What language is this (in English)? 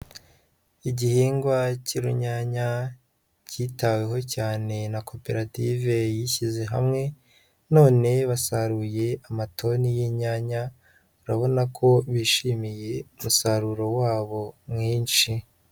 Kinyarwanda